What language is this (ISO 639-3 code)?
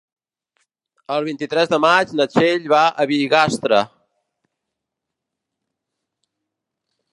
cat